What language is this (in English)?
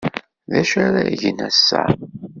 Kabyle